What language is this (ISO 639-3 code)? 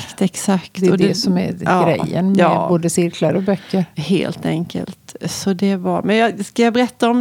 swe